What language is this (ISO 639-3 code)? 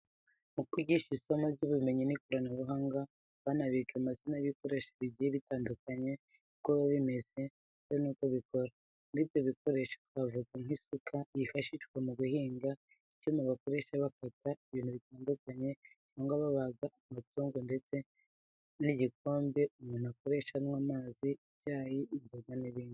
kin